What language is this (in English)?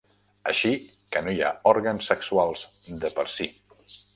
Catalan